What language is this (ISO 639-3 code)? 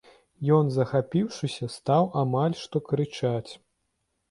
bel